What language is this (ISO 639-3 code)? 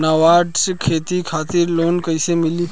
bho